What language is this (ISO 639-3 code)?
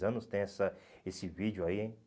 por